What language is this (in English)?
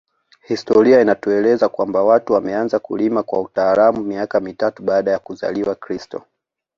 Swahili